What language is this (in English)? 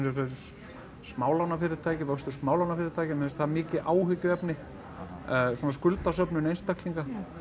Icelandic